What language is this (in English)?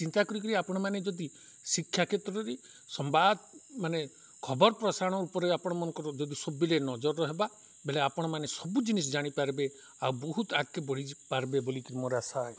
Odia